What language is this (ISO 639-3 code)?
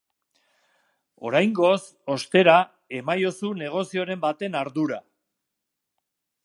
eus